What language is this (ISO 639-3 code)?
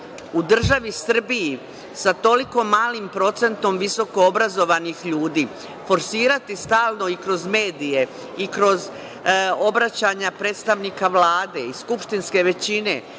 srp